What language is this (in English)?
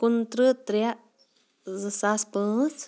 Kashmiri